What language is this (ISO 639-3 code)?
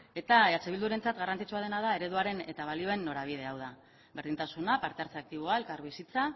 eus